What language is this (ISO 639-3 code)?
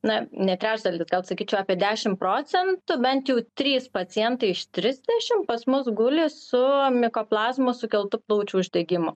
lit